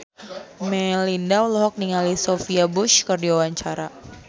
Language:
Sundanese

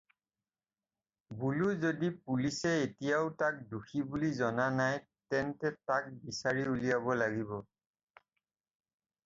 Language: Assamese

